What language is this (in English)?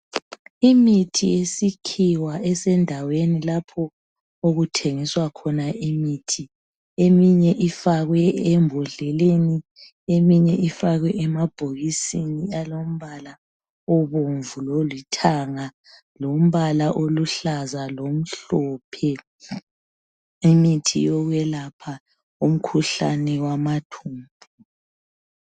North Ndebele